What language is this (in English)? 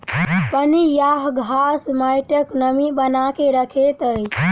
Maithili